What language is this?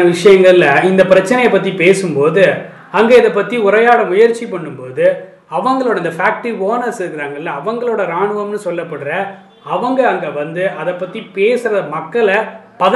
Tamil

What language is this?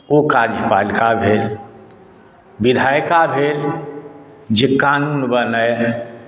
Maithili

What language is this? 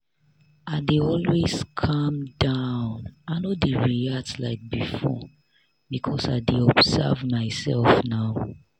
Nigerian Pidgin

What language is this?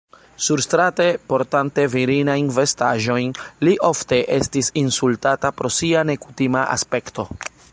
Esperanto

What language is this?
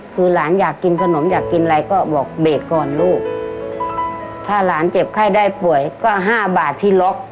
Thai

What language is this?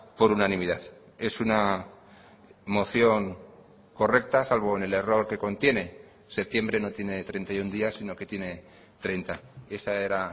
Spanish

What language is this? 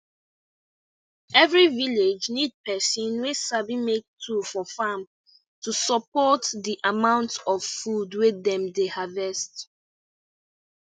Nigerian Pidgin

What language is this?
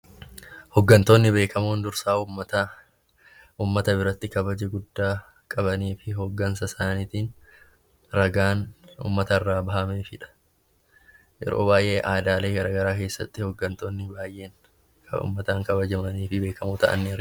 Oromo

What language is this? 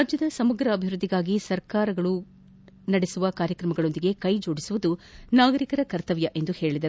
Kannada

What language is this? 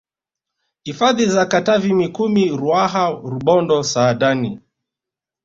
Swahili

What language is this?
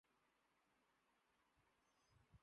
Urdu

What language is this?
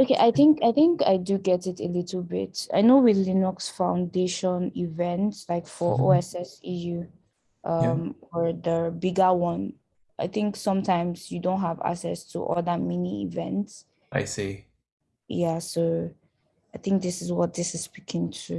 English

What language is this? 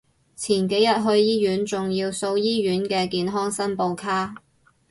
Cantonese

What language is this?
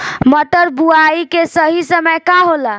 Bhojpuri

